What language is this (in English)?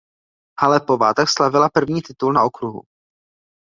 Czech